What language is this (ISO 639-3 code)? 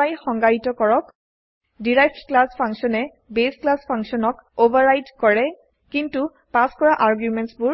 asm